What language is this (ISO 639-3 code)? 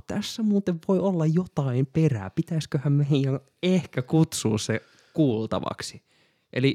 fin